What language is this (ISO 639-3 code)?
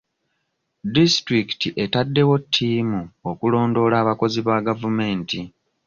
lug